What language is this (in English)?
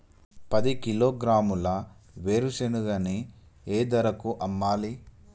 Telugu